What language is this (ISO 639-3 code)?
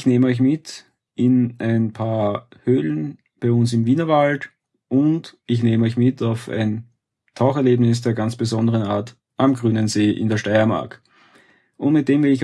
deu